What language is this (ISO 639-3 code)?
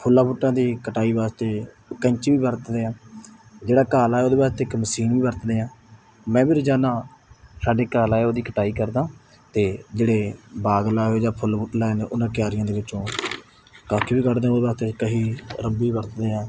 pan